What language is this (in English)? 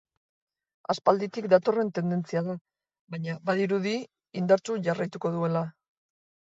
Basque